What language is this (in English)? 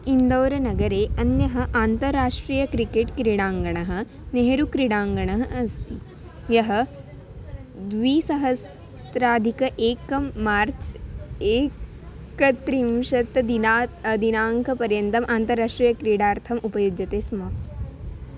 Sanskrit